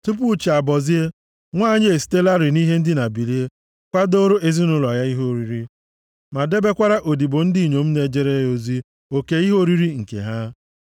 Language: Igbo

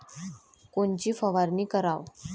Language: Marathi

